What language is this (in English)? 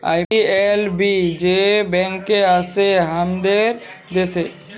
Bangla